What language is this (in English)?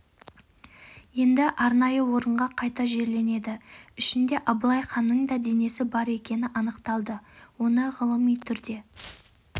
Kazakh